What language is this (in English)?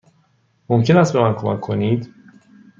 Persian